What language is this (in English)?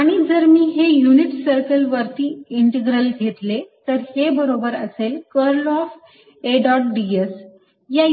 Marathi